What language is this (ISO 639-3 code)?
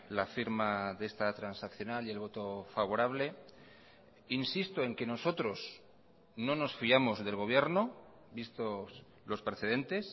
spa